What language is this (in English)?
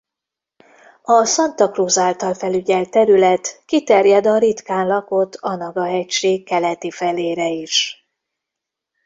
Hungarian